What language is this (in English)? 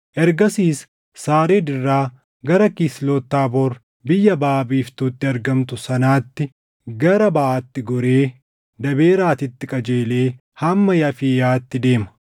Oromo